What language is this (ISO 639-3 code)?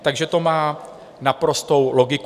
ces